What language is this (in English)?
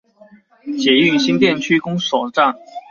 Chinese